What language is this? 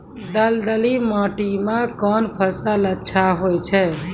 Maithili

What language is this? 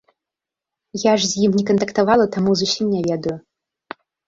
Belarusian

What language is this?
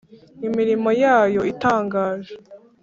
Kinyarwanda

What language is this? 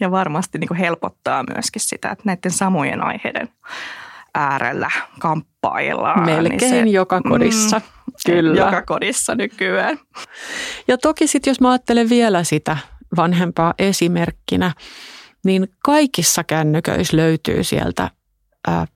Finnish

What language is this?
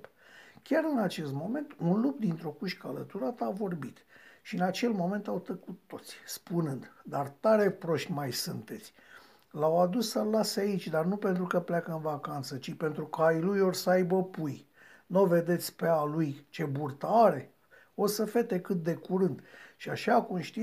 Romanian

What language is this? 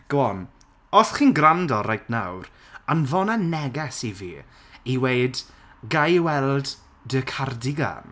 Welsh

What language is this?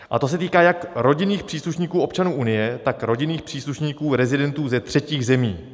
Czech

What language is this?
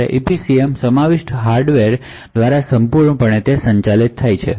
Gujarati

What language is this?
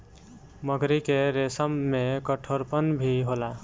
Bhojpuri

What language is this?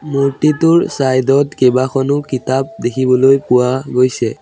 Assamese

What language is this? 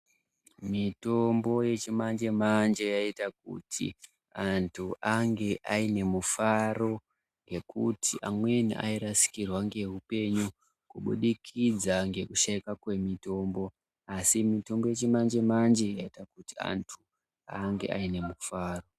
Ndau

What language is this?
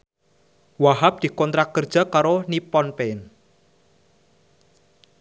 Javanese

